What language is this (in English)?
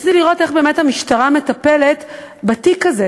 Hebrew